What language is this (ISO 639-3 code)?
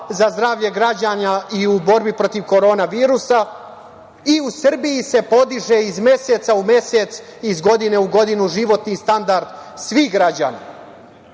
srp